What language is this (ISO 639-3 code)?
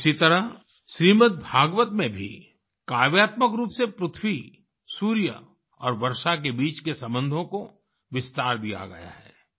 hin